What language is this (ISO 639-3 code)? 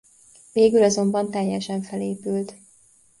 hun